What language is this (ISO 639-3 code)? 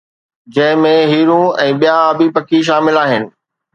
snd